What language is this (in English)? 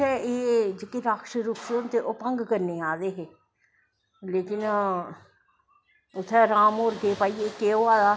Dogri